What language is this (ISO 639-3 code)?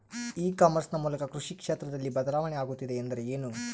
kan